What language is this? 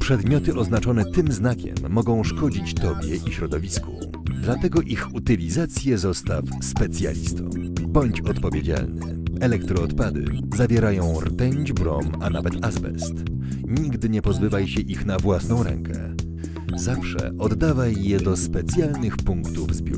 Polish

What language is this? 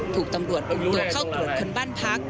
Thai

